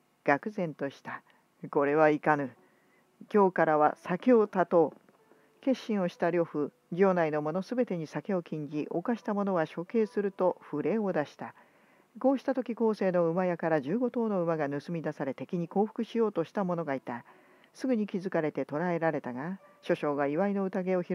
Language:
Japanese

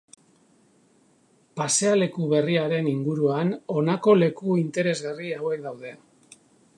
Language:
Basque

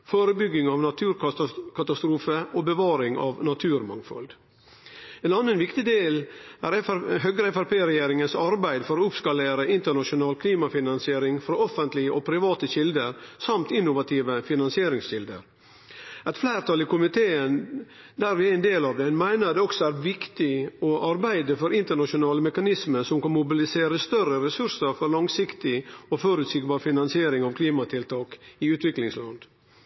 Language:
Norwegian Nynorsk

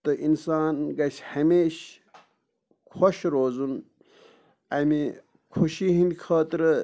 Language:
Kashmiri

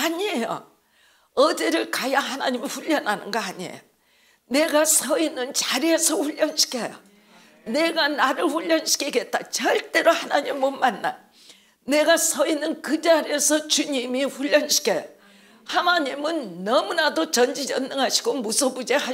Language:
Korean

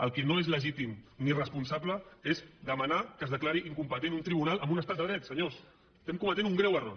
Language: Catalan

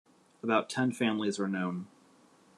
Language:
English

